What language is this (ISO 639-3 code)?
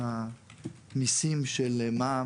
heb